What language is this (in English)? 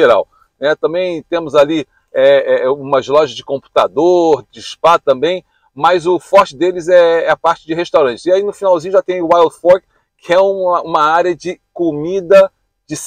Portuguese